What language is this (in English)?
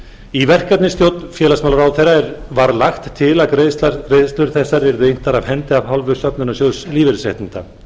Icelandic